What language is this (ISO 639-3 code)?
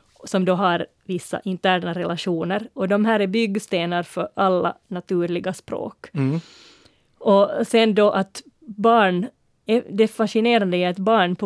swe